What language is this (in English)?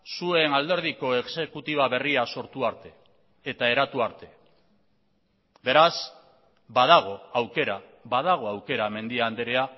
Basque